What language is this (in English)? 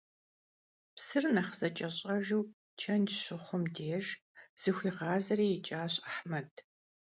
Kabardian